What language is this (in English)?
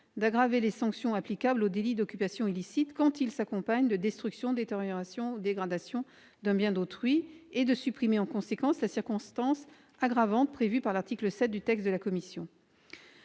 French